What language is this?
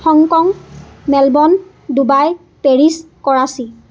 Assamese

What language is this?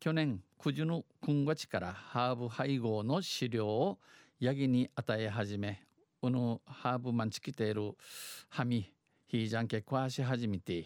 Japanese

